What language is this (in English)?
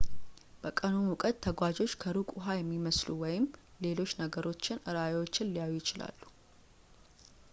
Amharic